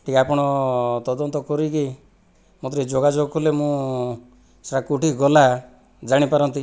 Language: Odia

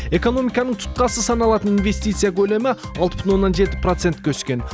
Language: Kazakh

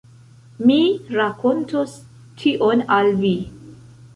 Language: Esperanto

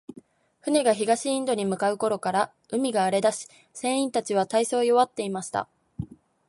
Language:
Japanese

